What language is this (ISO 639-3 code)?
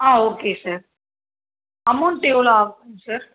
tam